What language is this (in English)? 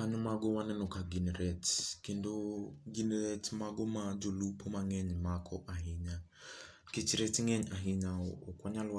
Luo (Kenya and Tanzania)